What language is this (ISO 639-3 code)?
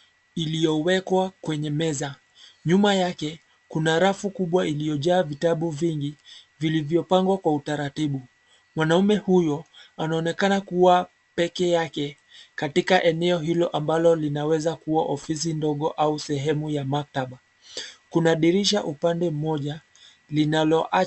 swa